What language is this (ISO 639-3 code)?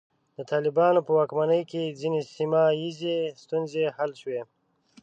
pus